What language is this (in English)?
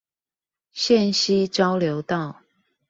Chinese